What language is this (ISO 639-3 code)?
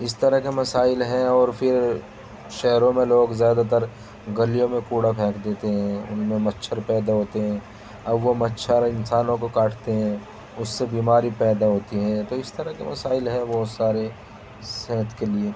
urd